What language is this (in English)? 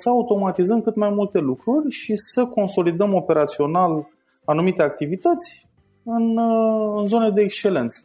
Romanian